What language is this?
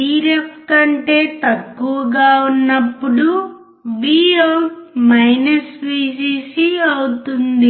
Telugu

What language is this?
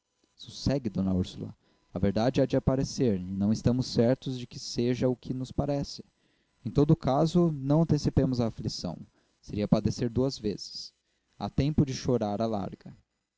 Portuguese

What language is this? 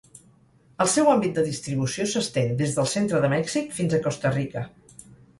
Catalan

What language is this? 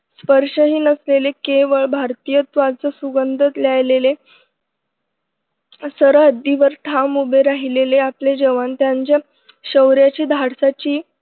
Marathi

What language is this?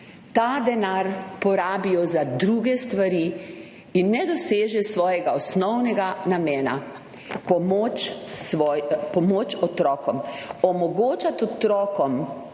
Slovenian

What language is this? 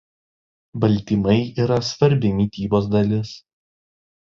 Lithuanian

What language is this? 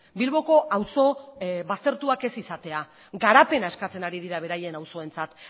Basque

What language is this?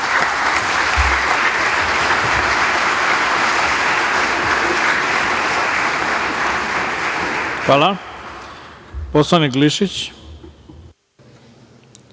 Serbian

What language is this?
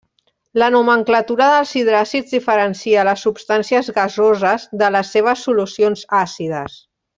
Catalan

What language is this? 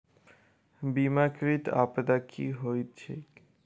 Maithili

